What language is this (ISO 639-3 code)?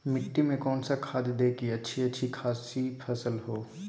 mag